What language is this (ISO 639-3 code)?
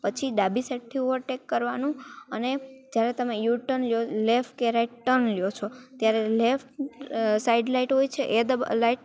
guj